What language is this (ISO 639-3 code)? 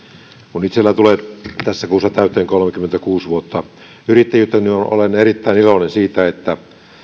fin